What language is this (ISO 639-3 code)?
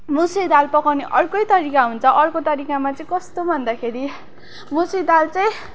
nep